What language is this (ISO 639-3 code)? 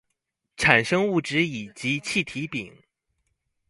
zho